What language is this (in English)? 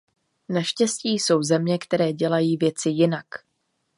Czech